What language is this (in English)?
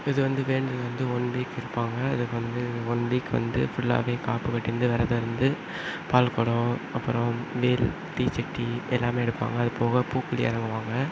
Tamil